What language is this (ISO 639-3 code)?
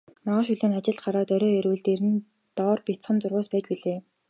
mon